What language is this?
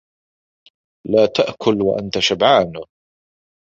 Arabic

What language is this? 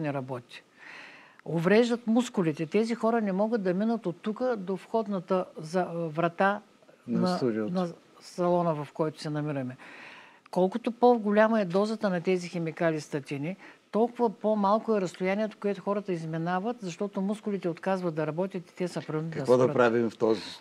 Bulgarian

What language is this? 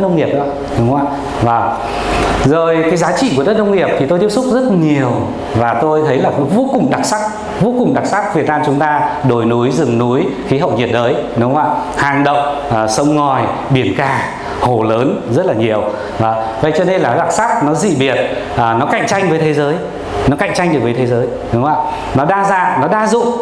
Vietnamese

